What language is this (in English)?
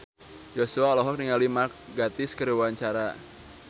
Sundanese